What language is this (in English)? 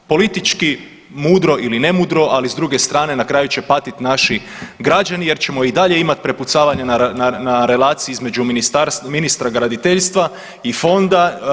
Croatian